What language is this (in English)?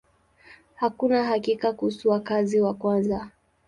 Swahili